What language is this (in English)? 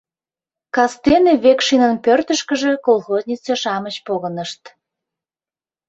Mari